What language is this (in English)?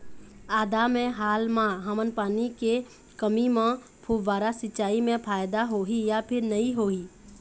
Chhattisgarhi